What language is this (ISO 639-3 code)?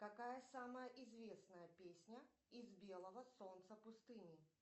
rus